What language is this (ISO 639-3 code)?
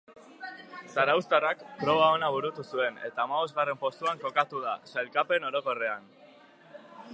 eus